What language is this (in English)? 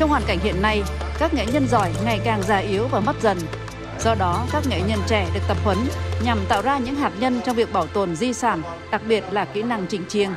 Vietnamese